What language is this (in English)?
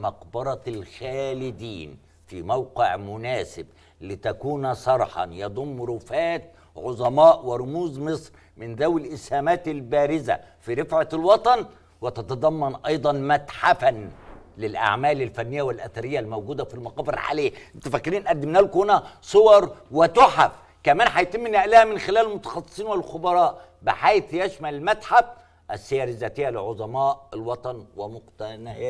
Arabic